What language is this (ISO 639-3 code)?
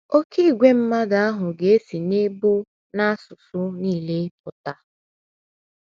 ibo